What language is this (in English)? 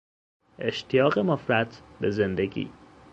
Persian